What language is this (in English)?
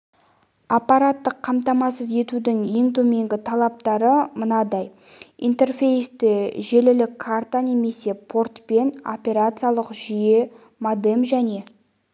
Kazakh